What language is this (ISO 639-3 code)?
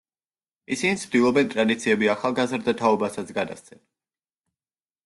kat